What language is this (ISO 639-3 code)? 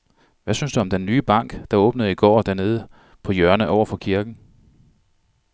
dan